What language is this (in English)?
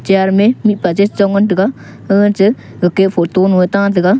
Wancho Naga